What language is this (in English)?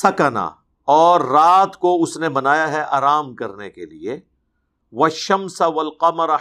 Urdu